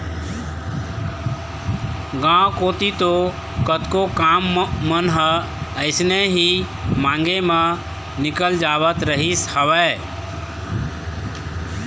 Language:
Chhattisgarhi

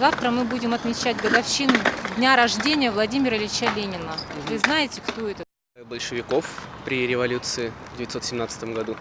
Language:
Russian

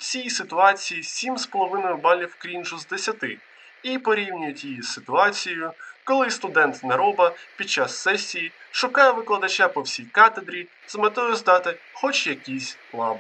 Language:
Ukrainian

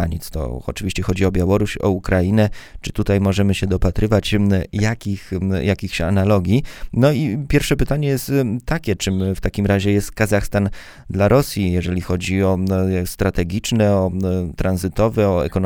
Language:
Polish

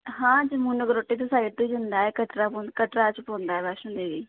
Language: Dogri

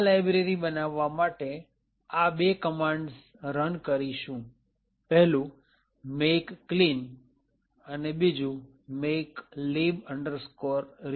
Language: Gujarati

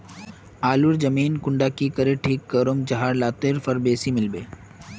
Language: Magahi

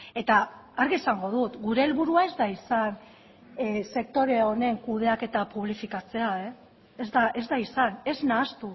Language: Basque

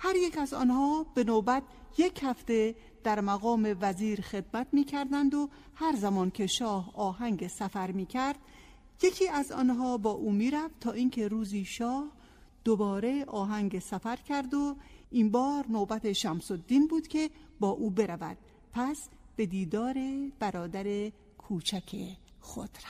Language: Persian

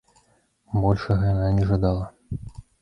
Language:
Belarusian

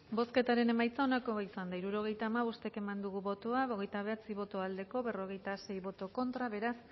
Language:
Basque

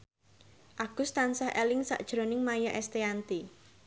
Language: Javanese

